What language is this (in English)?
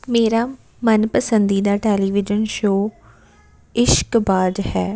Punjabi